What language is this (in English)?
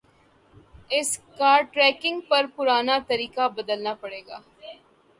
Urdu